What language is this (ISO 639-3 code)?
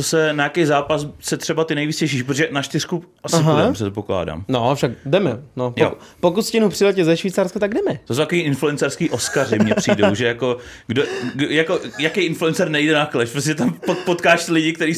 ces